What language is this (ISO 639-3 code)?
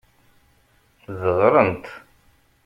kab